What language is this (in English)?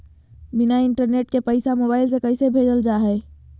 Magahi